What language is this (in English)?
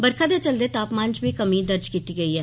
Dogri